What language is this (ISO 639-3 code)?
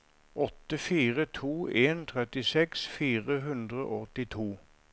nor